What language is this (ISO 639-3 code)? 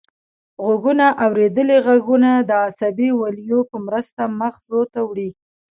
pus